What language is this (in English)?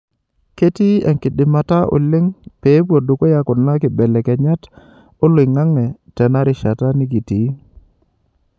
Masai